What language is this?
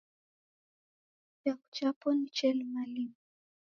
Taita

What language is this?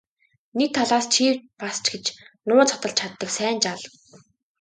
Mongolian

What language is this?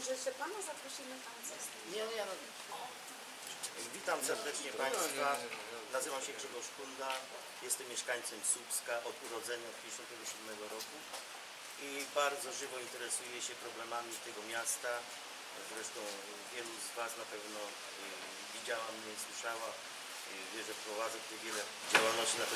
Polish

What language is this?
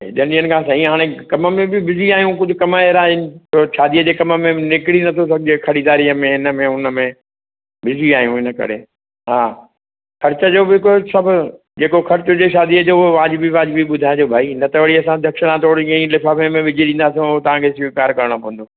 Sindhi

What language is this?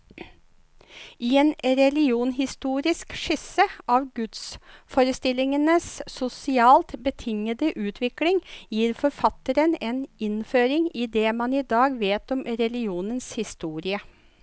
Norwegian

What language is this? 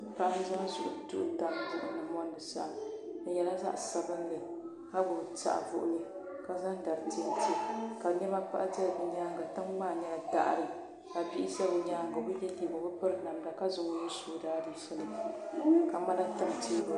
Dagbani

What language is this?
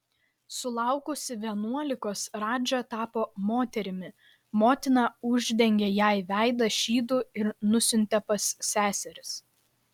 Lithuanian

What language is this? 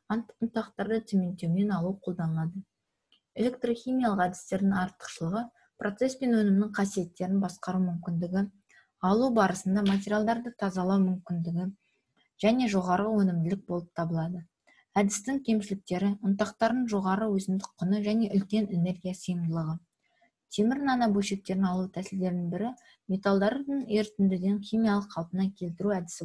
Russian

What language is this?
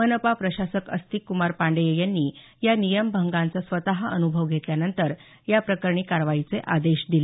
Marathi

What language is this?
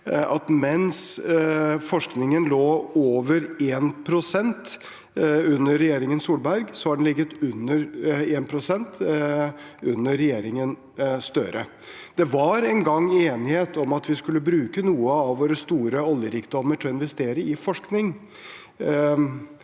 Norwegian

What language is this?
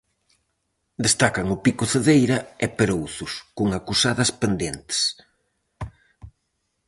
Galician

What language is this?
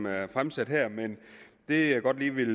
Danish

